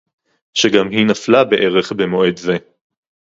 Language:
Hebrew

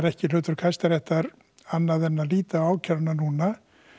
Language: Icelandic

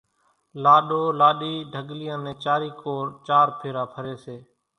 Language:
Kachi Koli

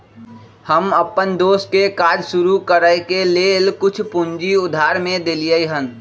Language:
Magahi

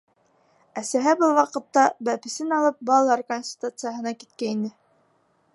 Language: Bashkir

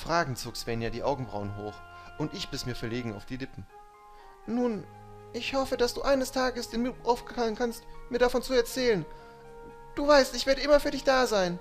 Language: German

